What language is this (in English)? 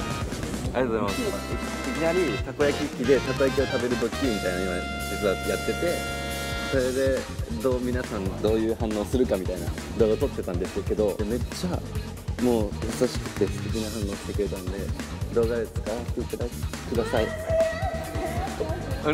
Japanese